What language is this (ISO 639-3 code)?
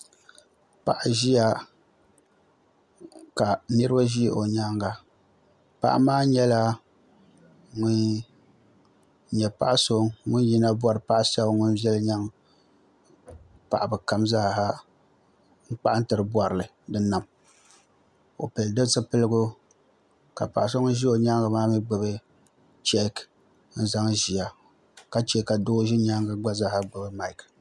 dag